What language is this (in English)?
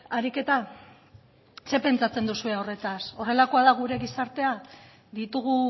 Basque